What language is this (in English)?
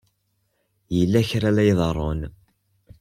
Kabyle